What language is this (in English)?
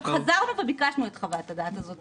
Hebrew